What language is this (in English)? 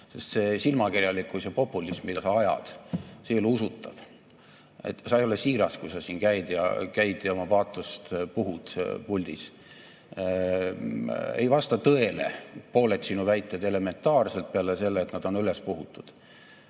Estonian